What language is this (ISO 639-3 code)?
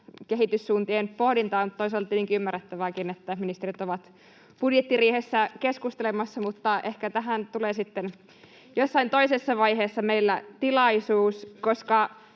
fin